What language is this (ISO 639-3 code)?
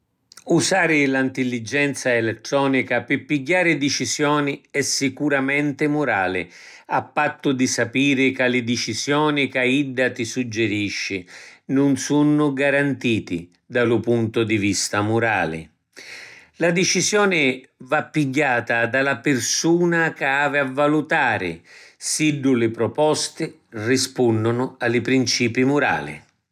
scn